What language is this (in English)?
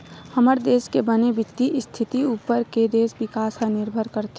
Chhattisgarhi